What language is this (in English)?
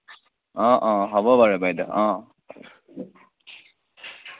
Assamese